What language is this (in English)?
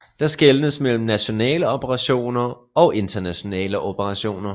Danish